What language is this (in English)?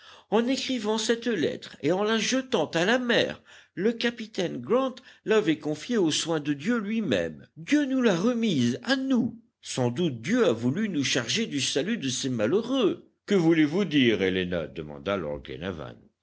French